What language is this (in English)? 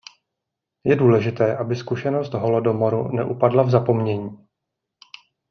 Czech